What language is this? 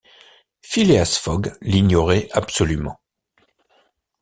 French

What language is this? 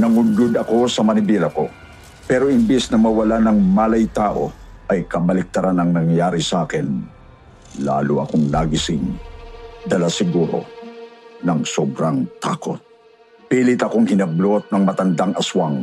Filipino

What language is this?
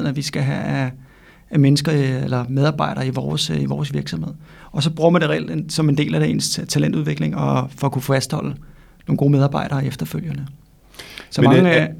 Danish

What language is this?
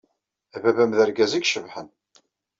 Kabyle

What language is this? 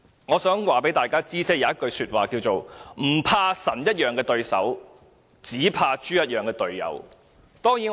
Cantonese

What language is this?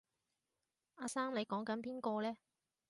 Cantonese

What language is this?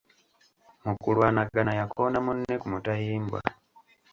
Ganda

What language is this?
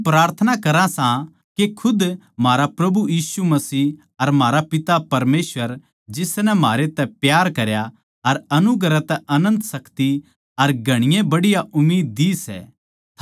Haryanvi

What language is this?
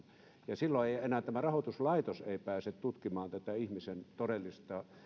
Finnish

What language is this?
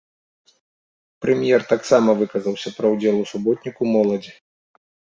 Belarusian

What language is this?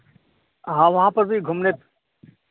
Hindi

